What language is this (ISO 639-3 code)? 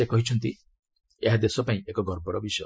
ori